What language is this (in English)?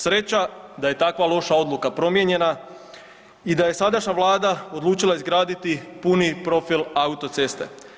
Croatian